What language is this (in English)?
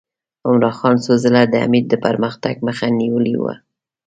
Pashto